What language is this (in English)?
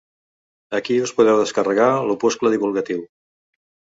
Catalan